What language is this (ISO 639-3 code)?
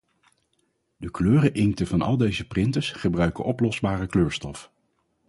nld